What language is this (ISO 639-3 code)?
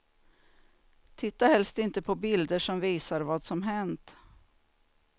swe